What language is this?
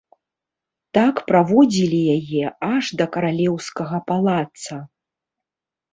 Belarusian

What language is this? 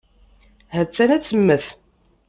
Kabyle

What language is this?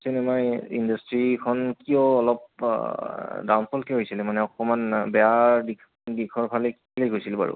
Assamese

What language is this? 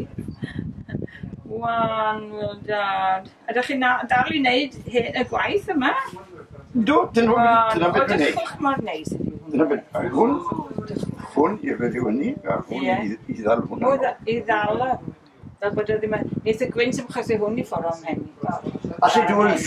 Dutch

